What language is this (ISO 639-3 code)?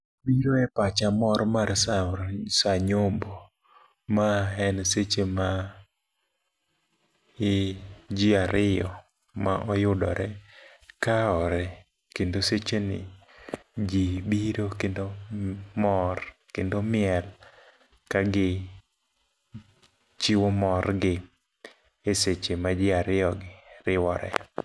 luo